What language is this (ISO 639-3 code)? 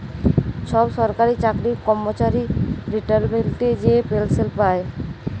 ben